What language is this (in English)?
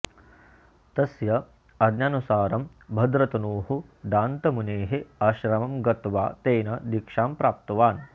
Sanskrit